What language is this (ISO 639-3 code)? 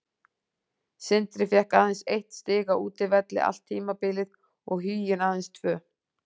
isl